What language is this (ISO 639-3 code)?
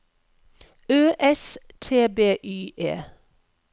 nor